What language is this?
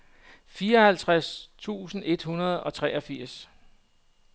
Danish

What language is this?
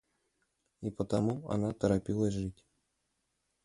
Russian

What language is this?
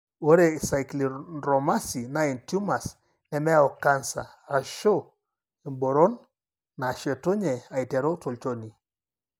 Masai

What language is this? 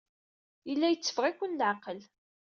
Kabyle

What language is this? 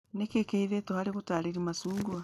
Kikuyu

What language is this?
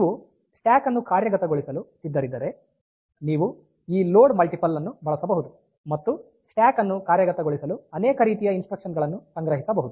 Kannada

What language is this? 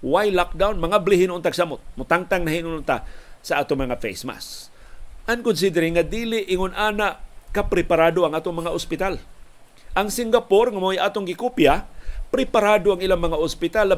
Filipino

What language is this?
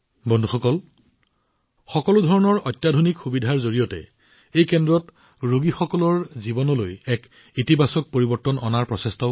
Assamese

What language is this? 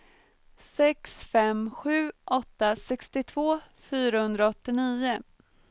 Swedish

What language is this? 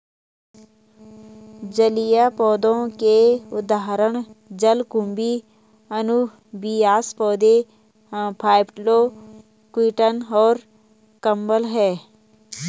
Hindi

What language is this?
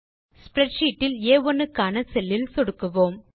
Tamil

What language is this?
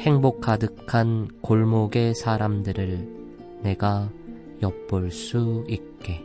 Korean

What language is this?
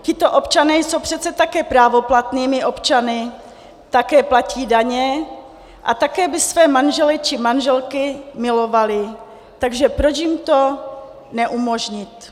Czech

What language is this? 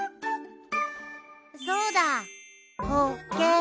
Japanese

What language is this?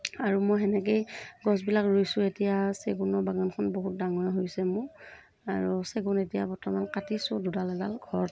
Assamese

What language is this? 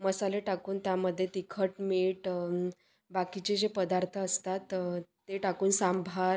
Marathi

